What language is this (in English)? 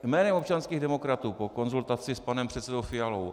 Czech